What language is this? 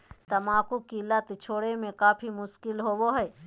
Magahi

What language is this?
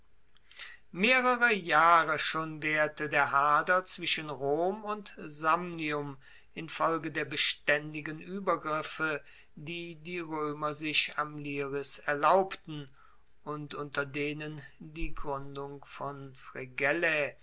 German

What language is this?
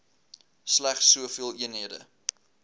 Afrikaans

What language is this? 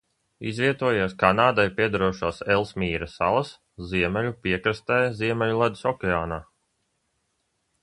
Latvian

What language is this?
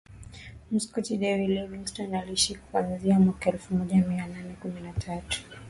Swahili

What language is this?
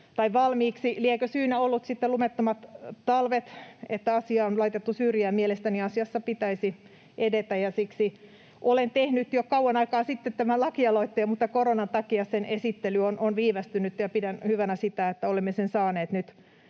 Finnish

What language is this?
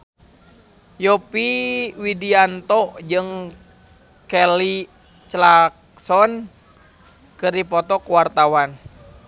Sundanese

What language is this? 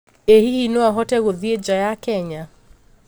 Kikuyu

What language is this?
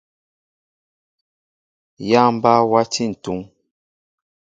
Mbo (Cameroon)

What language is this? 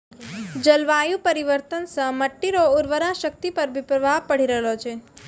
Maithili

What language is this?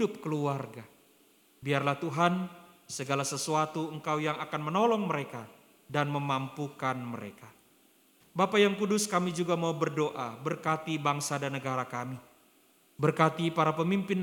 Indonesian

